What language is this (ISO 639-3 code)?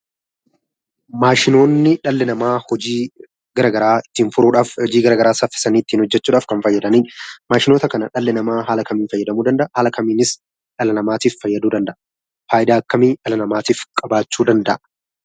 orm